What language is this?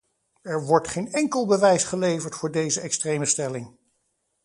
Dutch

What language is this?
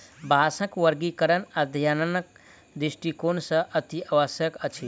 Maithili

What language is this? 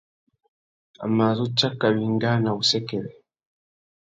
Tuki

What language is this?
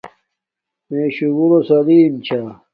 Domaaki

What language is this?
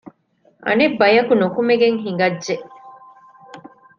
Divehi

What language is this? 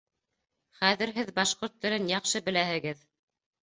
Bashkir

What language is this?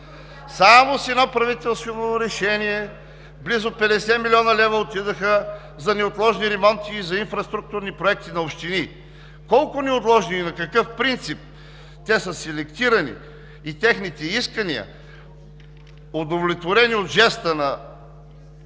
Bulgarian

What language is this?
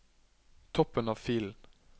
Norwegian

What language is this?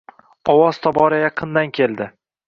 Uzbek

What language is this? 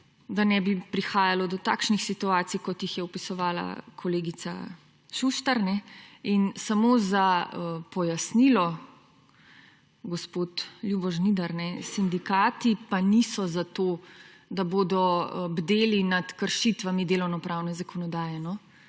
Slovenian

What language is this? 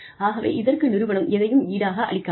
Tamil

